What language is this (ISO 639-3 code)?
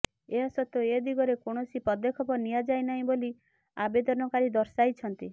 ori